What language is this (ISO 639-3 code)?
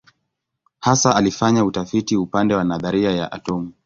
swa